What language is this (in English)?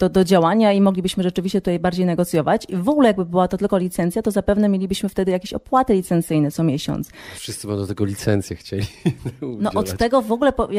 Polish